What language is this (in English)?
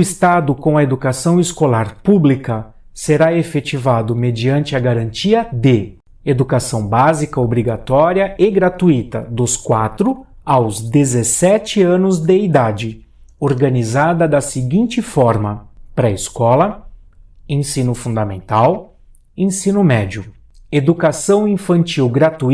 Portuguese